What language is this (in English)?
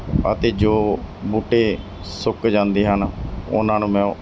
Punjabi